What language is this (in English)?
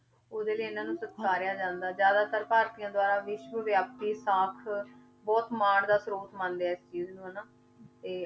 Punjabi